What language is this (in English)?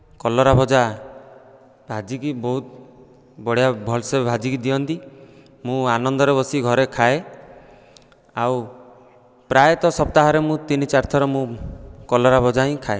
Odia